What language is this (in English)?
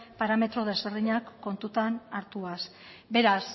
Basque